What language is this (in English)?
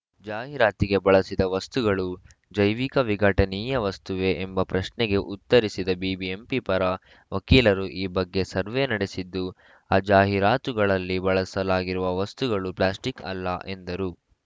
Kannada